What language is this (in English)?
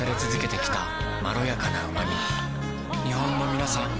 Japanese